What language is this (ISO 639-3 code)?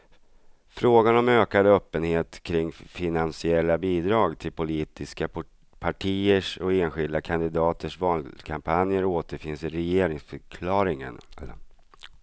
swe